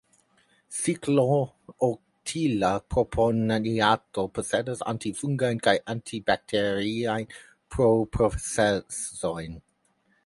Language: Esperanto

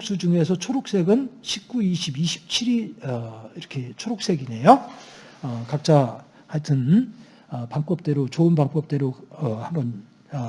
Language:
Korean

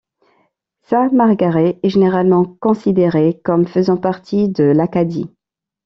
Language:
French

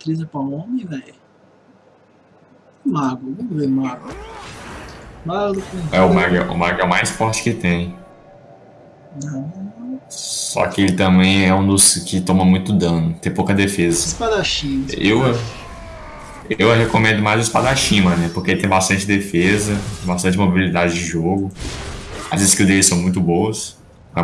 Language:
Portuguese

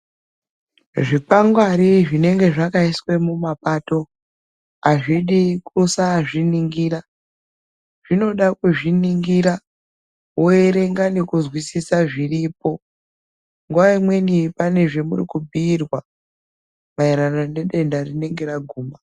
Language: Ndau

